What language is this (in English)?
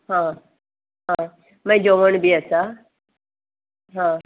Konkani